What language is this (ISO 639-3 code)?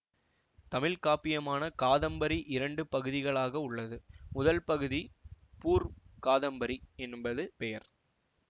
tam